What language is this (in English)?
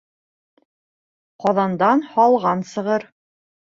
Bashkir